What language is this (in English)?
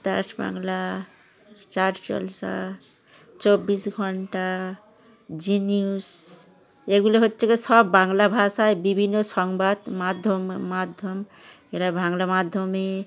Bangla